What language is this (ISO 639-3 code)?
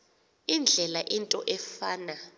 xho